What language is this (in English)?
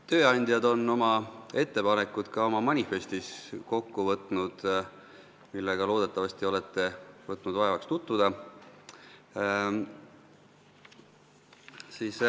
Estonian